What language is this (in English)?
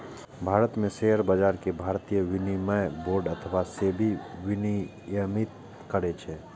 Maithili